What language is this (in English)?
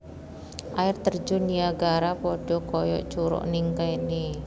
Javanese